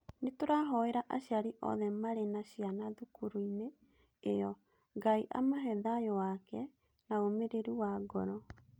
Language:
Kikuyu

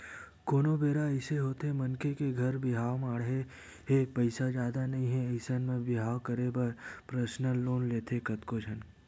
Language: Chhattisgarhi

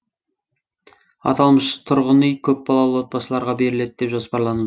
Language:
Kazakh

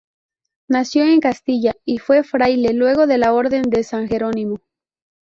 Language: Spanish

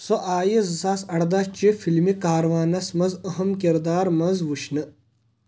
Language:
Kashmiri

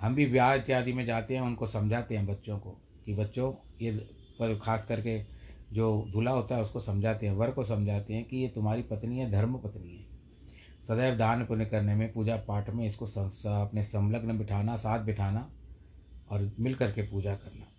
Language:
Hindi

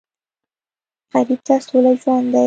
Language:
Pashto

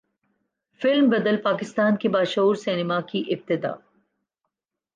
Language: Urdu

